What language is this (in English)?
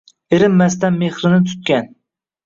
Uzbek